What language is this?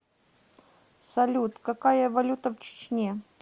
Russian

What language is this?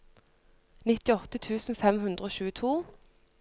Norwegian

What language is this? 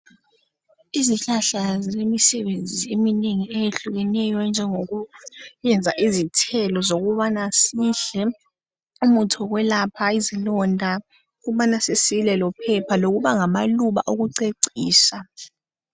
North Ndebele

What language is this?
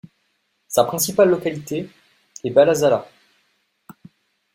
French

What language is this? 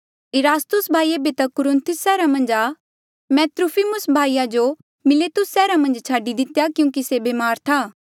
Mandeali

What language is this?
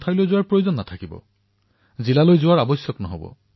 Assamese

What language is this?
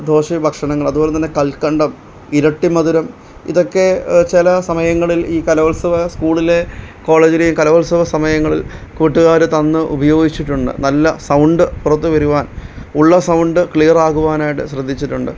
Malayalam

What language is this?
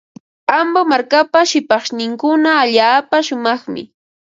Ambo-Pasco Quechua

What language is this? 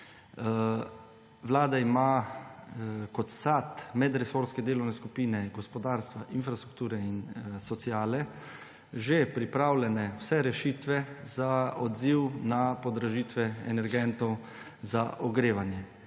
Slovenian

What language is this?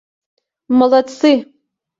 Mari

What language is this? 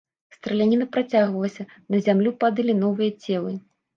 Belarusian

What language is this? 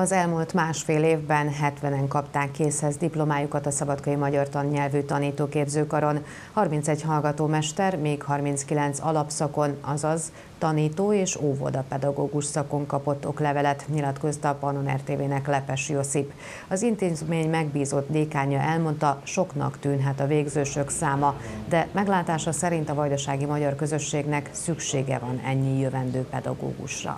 Hungarian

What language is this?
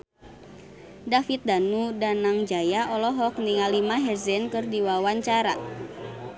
Sundanese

